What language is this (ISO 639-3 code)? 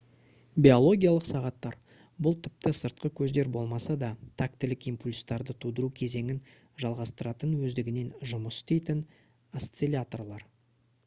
kaz